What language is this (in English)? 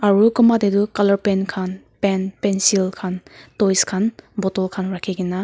Naga Pidgin